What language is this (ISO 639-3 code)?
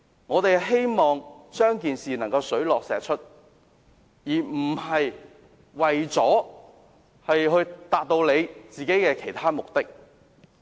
yue